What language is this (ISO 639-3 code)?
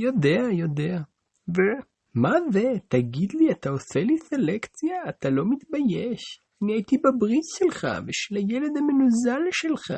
heb